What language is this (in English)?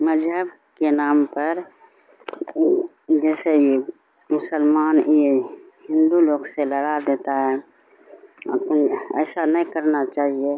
Urdu